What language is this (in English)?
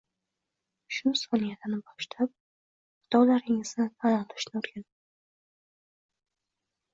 Uzbek